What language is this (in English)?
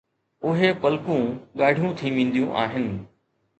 Sindhi